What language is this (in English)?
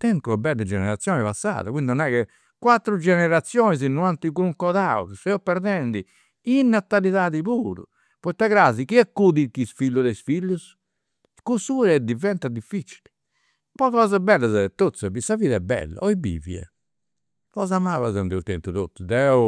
Campidanese Sardinian